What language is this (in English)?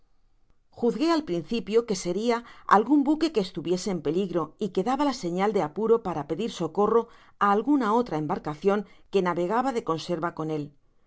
Spanish